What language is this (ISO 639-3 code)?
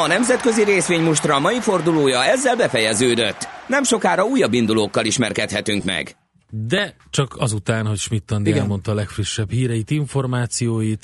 hun